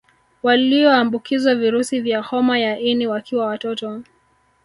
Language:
Swahili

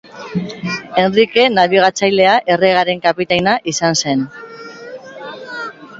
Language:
Basque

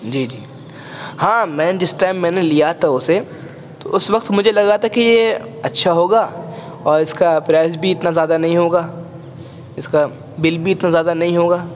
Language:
Urdu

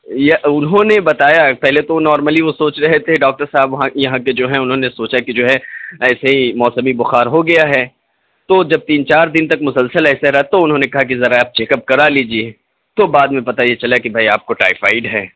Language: Urdu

